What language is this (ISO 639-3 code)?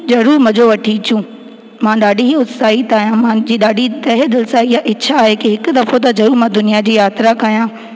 snd